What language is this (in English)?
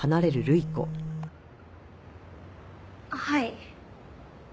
Japanese